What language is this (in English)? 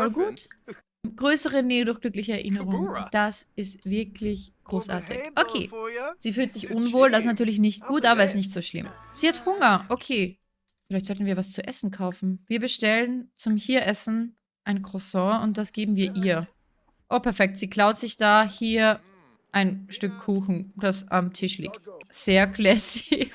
German